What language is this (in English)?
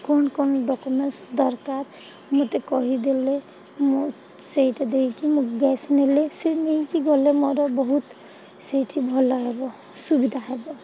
Odia